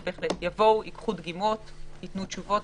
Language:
Hebrew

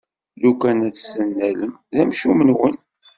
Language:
Kabyle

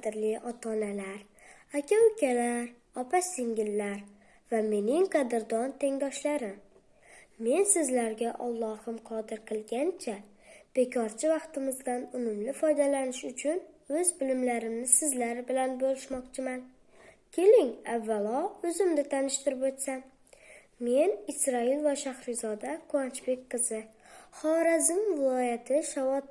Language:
Uzbek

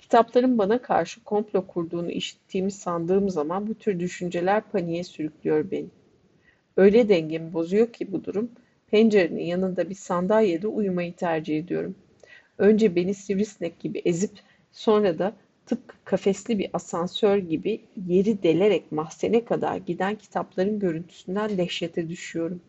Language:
Turkish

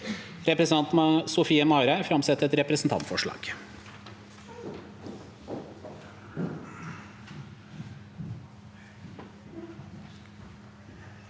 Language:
Norwegian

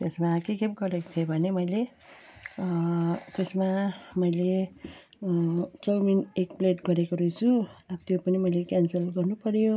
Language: Nepali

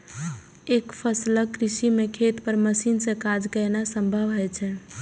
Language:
Maithili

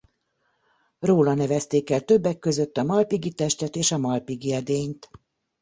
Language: Hungarian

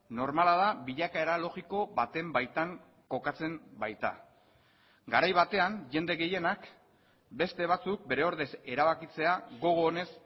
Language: Basque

